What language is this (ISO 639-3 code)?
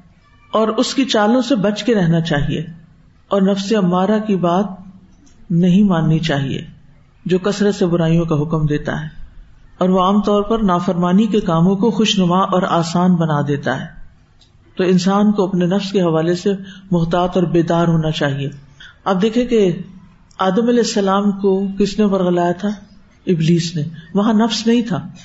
urd